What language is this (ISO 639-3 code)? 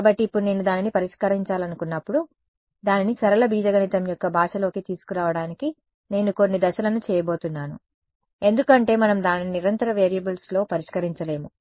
tel